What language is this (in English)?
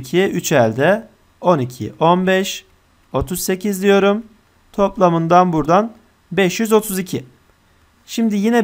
Turkish